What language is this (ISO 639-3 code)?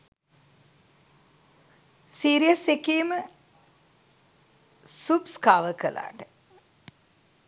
sin